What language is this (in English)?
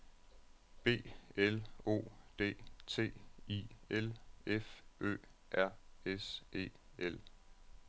Danish